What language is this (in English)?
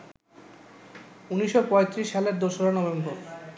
Bangla